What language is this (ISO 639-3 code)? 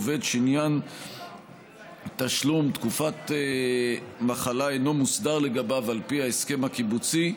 heb